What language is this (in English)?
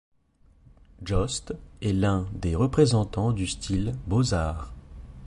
French